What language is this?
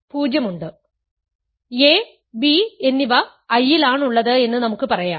Malayalam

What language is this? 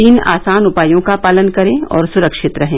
Hindi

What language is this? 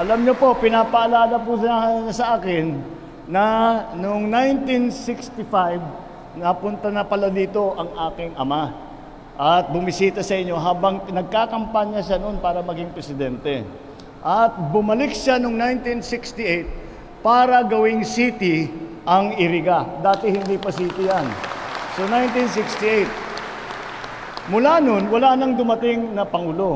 Filipino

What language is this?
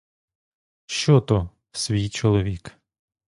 Ukrainian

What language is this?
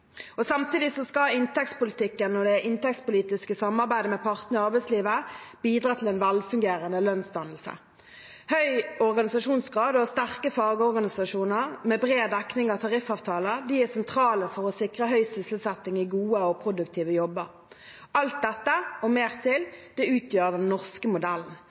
Norwegian Bokmål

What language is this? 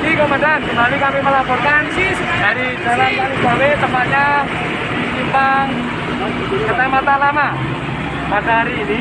Indonesian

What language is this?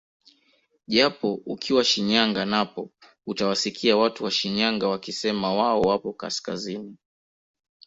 Swahili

